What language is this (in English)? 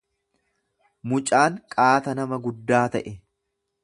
Oromo